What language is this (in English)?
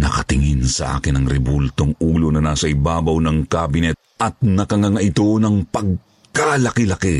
Filipino